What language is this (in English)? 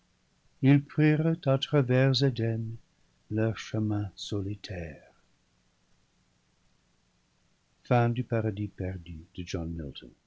French